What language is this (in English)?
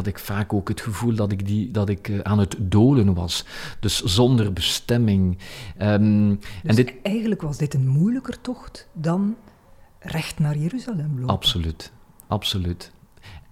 Dutch